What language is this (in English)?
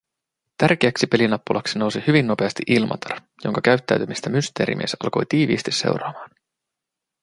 Finnish